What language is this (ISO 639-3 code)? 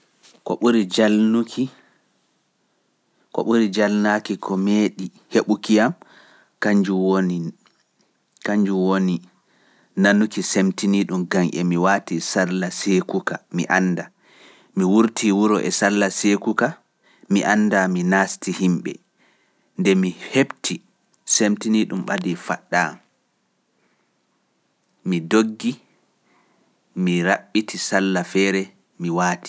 fuf